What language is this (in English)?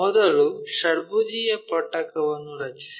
Kannada